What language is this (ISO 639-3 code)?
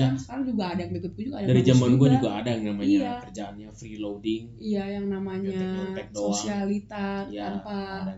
ind